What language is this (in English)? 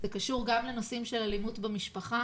Hebrew